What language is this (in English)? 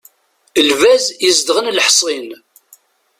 Kabyle